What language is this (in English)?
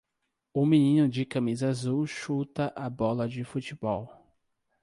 Portuguese